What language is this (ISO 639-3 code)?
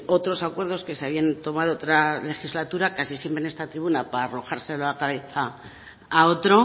spa